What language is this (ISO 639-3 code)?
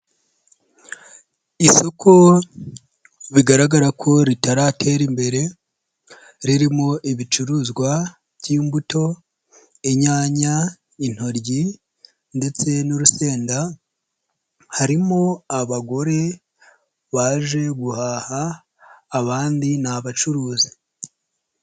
kin